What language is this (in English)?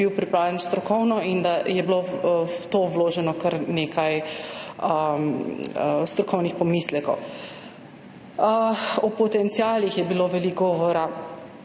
Slovenian